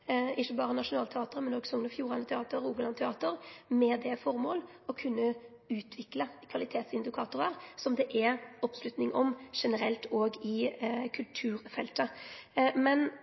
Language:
Norwegian Nynorsk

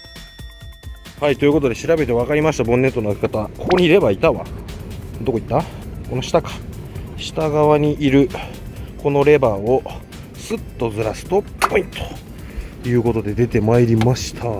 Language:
Japanese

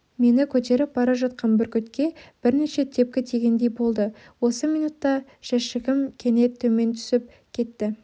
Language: Kazakh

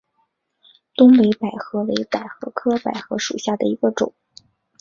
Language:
Chinese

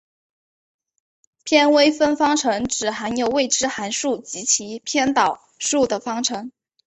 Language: Chinese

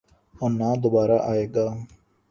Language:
Urdu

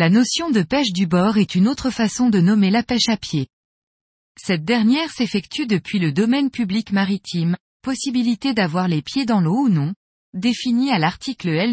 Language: French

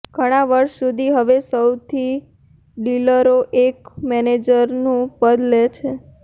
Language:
Gujarati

